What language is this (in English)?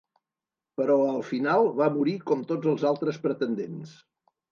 Catalan